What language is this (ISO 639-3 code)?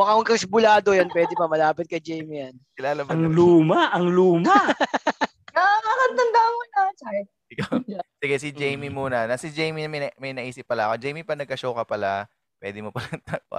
fil